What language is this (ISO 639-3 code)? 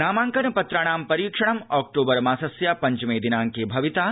san